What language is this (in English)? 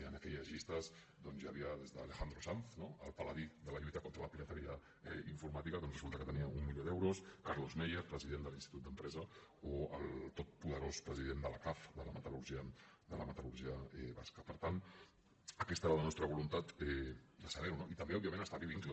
Catalan